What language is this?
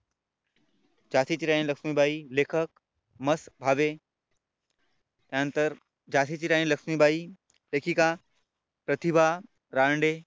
Marathi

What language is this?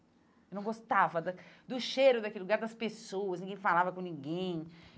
Portuguese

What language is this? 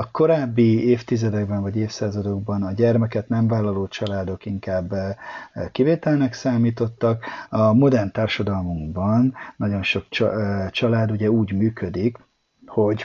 Hungarian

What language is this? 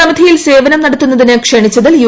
Malayalam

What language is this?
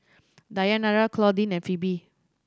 English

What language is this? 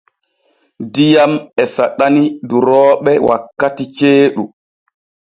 Borgu Fulfulde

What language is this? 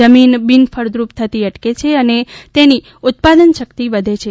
Gujarati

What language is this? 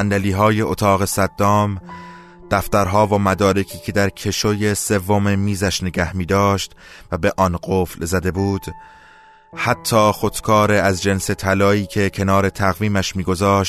Persian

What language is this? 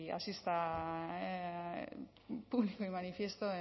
Spanish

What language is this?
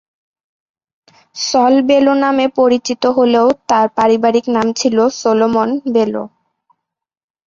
Bangla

